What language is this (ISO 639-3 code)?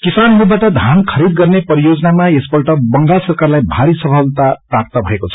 nep